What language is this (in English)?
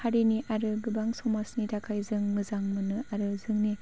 Bodo